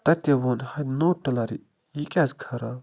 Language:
Kashmiri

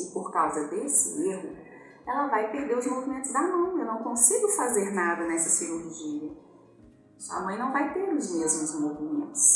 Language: Portuguese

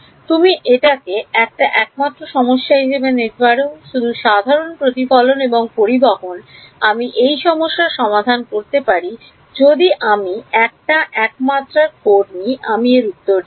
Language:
Bangla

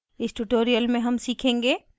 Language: Hindi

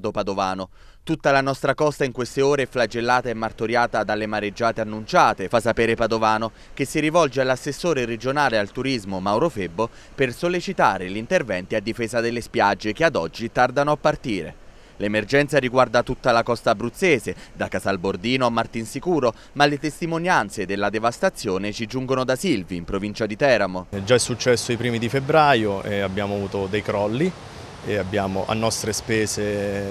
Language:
Italian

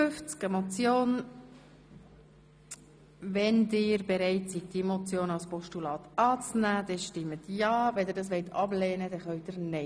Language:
Swiss German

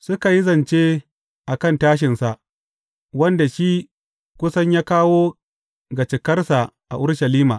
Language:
Hausa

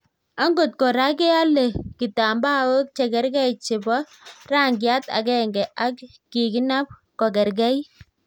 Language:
Kalenjin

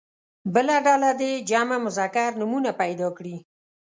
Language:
Pashto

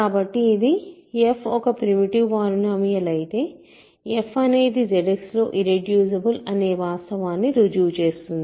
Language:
Telugu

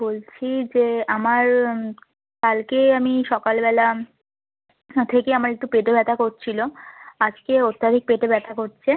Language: Bangla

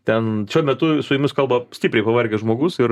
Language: Lithuanian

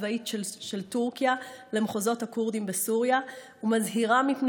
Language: Hebrew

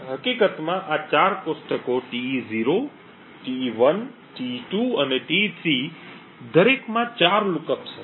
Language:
Gujarati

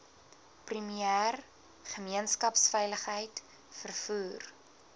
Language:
Afrikaans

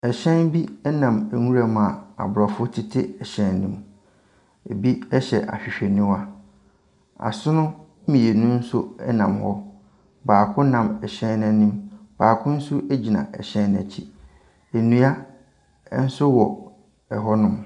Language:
Akan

